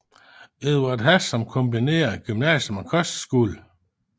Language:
Danish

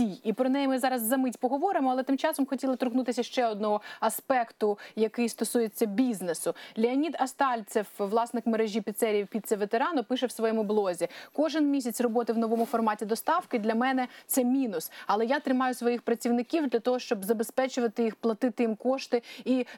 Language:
Ukrainian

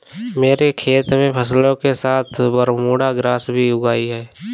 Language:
Hindi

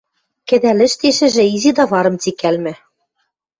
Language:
Western Mari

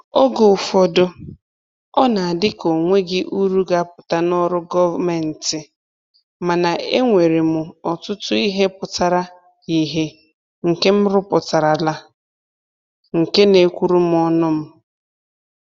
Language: Igbo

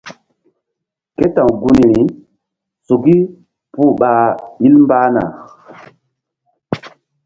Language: Mbum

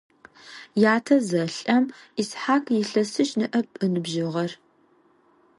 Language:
Adyghe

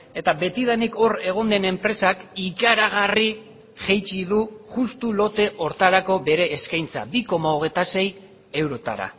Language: Basque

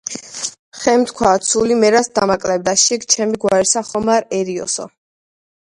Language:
Georgian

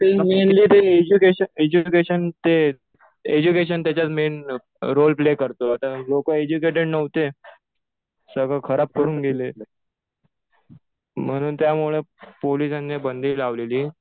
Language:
Marathi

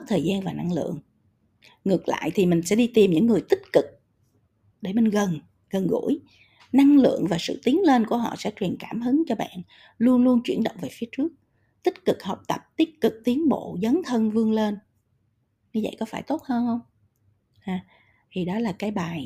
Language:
Vietnamese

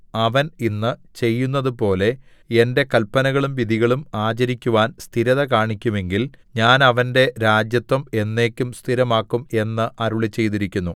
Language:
Malayalam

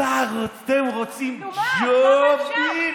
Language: Hebrew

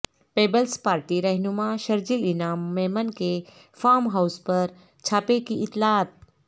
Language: Urdu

